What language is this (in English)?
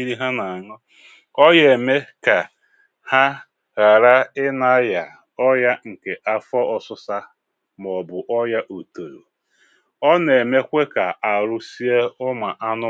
Igbo